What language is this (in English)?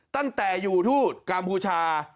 Thai